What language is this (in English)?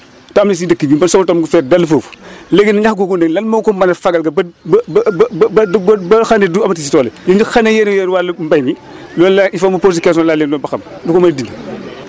Wolof